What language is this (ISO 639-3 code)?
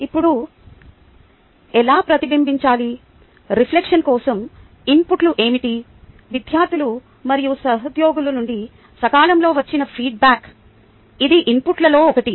tel